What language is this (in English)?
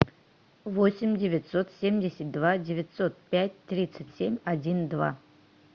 Russian